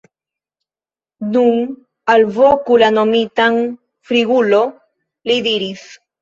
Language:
Esperanto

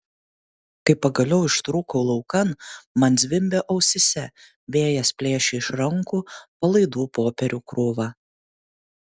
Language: Lithuanian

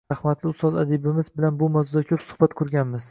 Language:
Uzbek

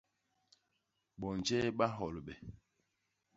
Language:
Basaa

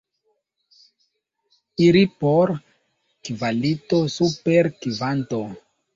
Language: Esperanto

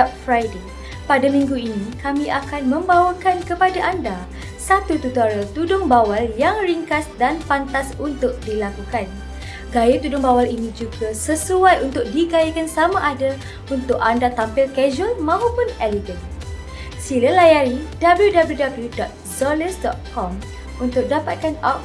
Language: Malay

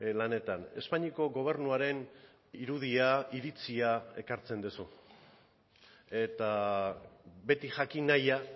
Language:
Basque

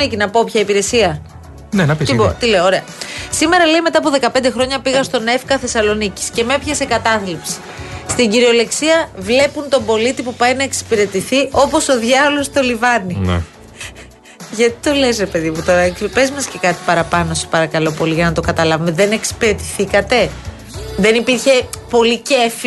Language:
Greek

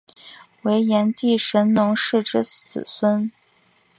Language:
Chinese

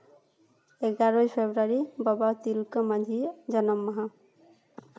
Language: Santali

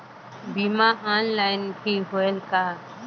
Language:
Chhattisgarhi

